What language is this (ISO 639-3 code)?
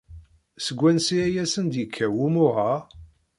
kab